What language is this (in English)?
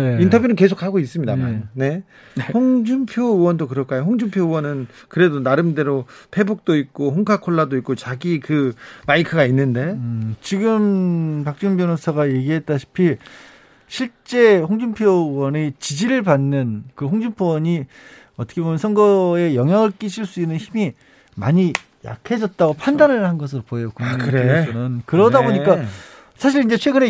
Korean